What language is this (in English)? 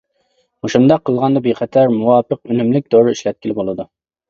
Uyghur